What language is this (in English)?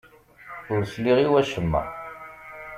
Kabyle